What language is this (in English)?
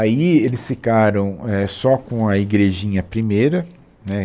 Portuguese